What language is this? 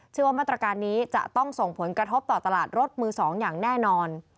Thai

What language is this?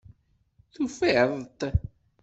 Kabyle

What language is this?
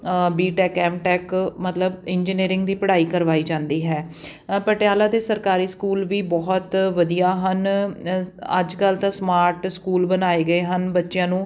Punjabi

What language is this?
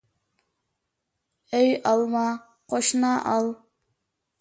Uyghur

